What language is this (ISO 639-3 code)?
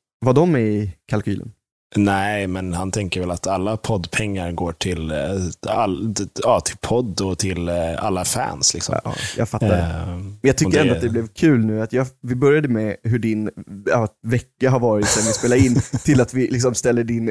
swe